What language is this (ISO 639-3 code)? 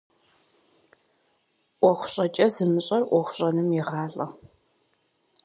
kbd